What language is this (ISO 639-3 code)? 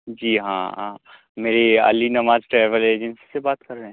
urd